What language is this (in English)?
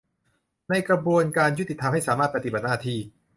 Thai